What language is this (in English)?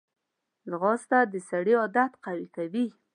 Pashto